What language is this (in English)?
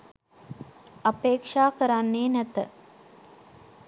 Sinhala